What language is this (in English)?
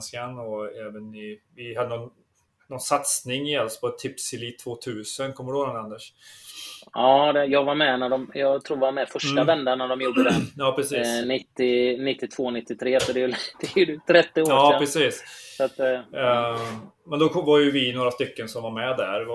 Swedish